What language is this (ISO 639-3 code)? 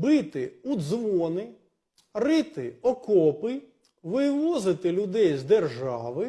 ukr